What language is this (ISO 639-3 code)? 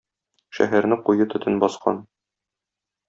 tat